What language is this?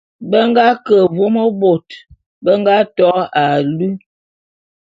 Bulu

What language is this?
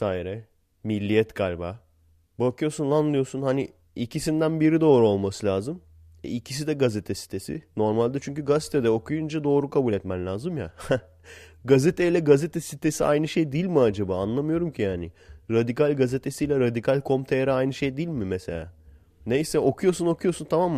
Turkish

